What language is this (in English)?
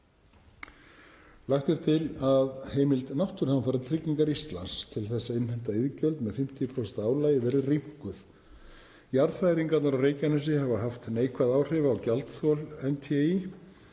Icelandic